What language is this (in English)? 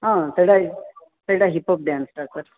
Odia